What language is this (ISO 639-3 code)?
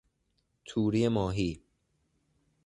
fas